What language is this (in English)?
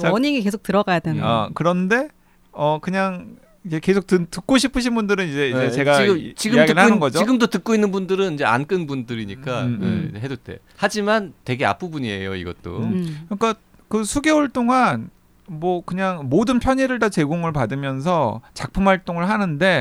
Korean